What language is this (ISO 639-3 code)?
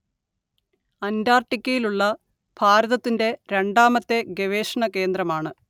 mal